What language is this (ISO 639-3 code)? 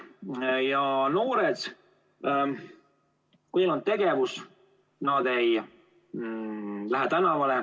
est